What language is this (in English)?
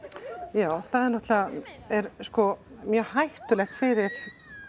Icelandic